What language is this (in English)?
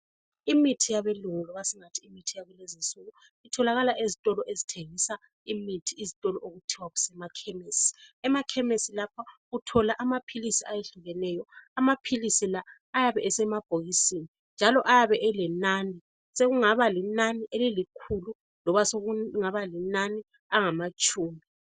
North Ndebele